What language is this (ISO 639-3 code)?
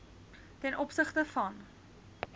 afr